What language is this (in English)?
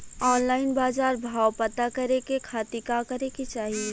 Bhojpuri